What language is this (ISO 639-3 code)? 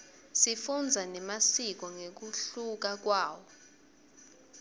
ssw